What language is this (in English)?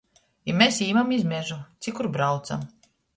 Latgalian